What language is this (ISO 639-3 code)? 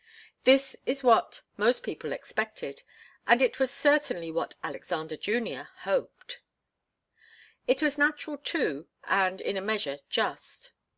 eng